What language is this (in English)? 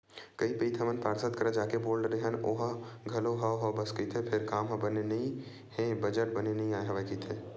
Chhattisgarhi